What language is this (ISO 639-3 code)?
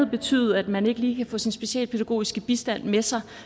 dan